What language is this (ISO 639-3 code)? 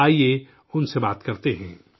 urd